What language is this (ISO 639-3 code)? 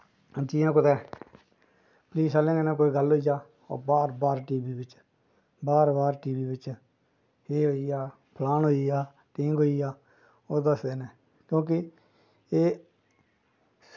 doi